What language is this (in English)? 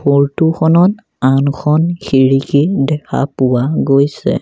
Assamese